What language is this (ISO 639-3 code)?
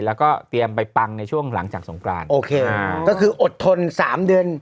tha